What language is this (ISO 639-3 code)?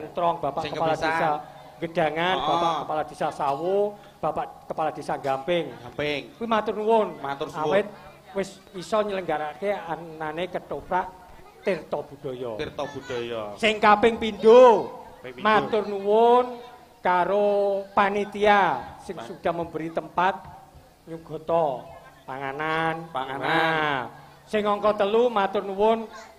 ind